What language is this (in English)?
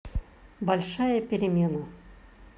Russian